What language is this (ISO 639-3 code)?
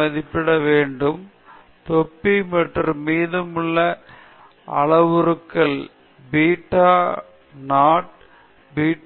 tam